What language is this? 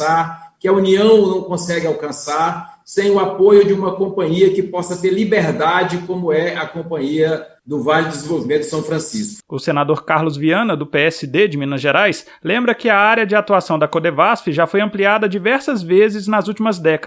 Portuguese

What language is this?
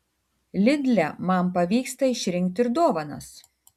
Lithuanian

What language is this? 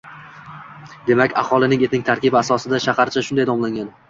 Uzbek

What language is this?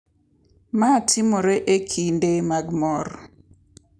Luo (Kenya and Tanzania)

